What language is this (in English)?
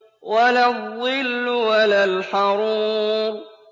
Arabic